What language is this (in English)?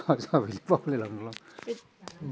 Bodo